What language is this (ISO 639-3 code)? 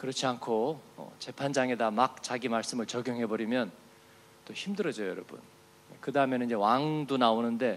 kor